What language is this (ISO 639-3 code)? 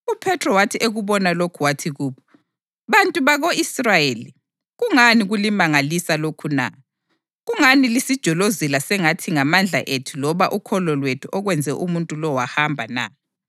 nde